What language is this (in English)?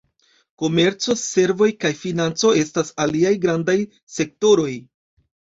Esperanto